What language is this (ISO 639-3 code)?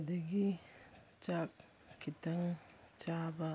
mni